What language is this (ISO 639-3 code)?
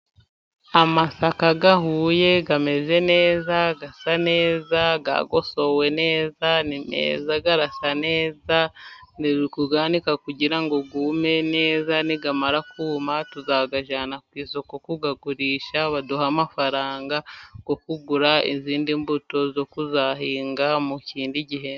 kin